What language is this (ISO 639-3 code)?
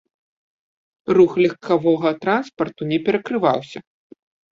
bel